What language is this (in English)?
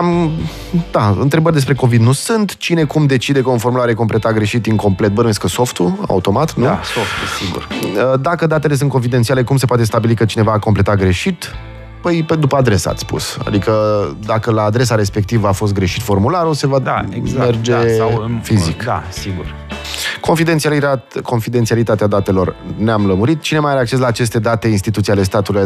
Romanian